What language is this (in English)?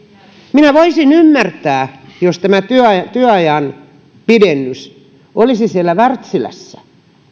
Finnish